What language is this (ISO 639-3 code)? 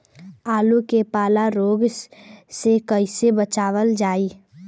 bho